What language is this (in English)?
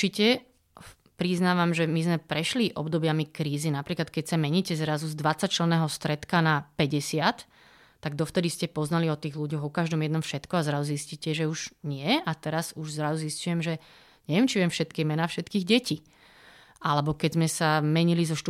Slovak